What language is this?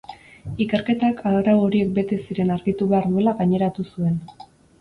Basque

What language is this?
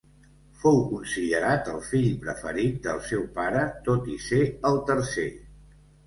Catalan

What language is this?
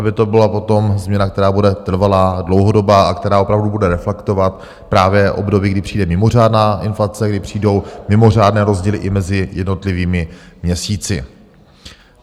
Czech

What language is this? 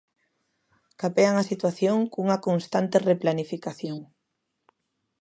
Galician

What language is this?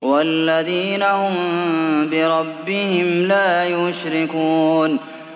Arabic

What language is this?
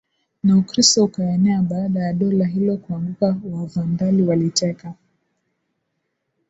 Swahili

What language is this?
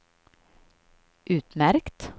Swedish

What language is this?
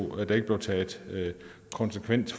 Danish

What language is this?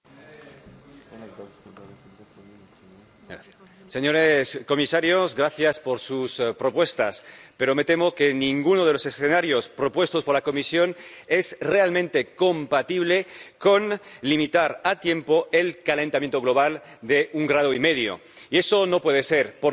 Spanish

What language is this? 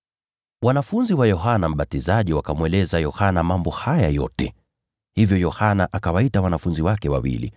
Swahili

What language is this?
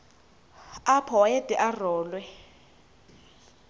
Xhosa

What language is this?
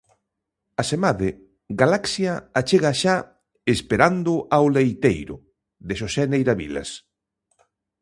Galician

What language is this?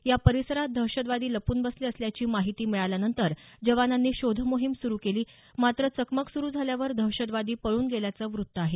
Marathi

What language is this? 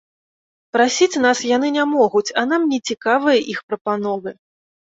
Belarusian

